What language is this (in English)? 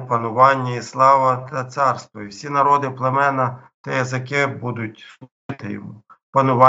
Ukrainian